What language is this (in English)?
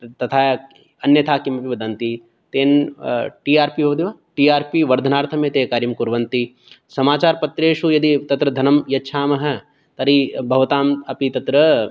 Sanskrit